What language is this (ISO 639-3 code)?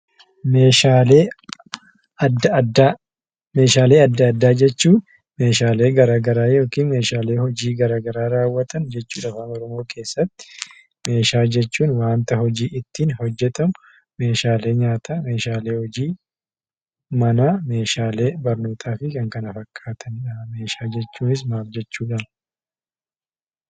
orm